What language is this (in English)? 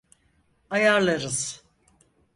Turkish